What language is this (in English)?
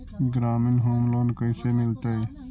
Magahi